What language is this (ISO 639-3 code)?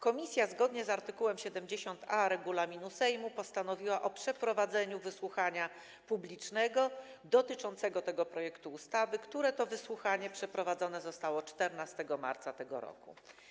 pol